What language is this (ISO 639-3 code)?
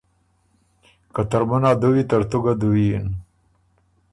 oru